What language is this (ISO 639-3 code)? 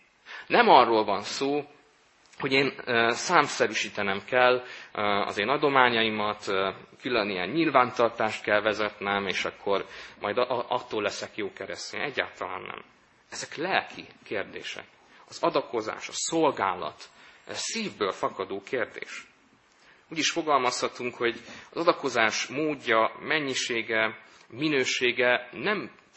hun